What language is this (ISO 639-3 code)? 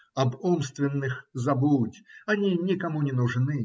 rus